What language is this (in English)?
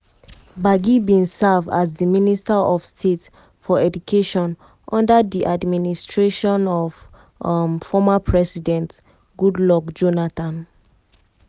Nigerian Pidgin